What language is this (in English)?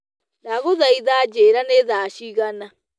Kikuyu